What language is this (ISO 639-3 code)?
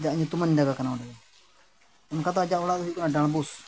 sat